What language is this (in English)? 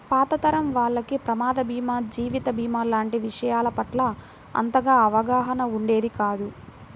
Telugu